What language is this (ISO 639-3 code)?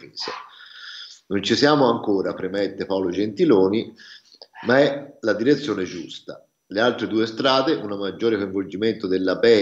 ita